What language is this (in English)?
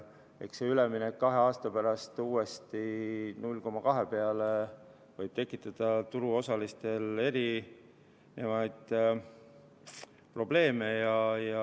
Estonian